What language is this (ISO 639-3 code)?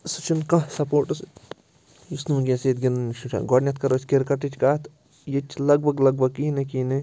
kas